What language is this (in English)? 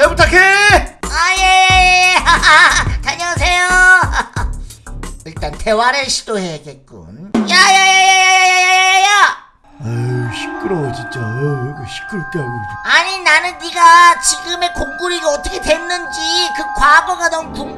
Korean